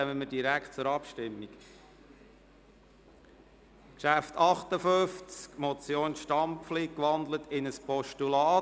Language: Swiss German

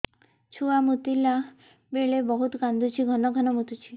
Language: Odia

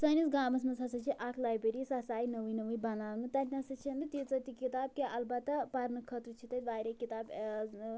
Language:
Kashmiri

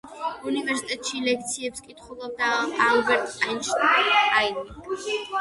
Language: Georgian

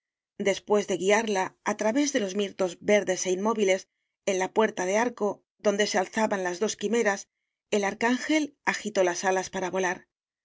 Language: Spanish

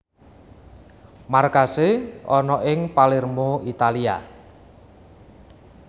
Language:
Javanese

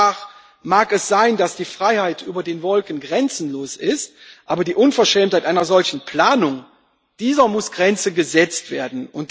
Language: German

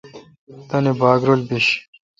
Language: Kalkoti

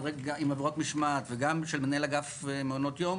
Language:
Hebrew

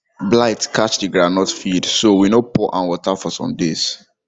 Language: Nigerian Pidgin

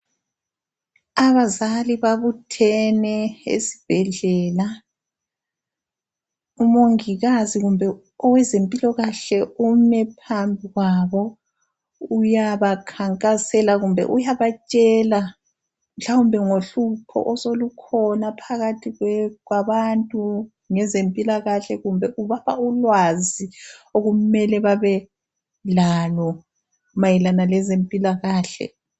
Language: North Ndebele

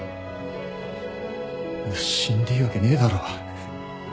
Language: Japanese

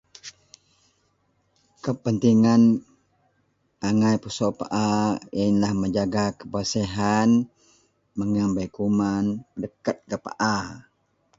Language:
Central Melanau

